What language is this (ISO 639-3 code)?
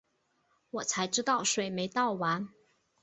zho